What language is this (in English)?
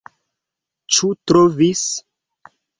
Esperanto